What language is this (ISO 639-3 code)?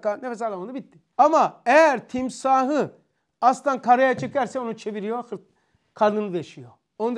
tur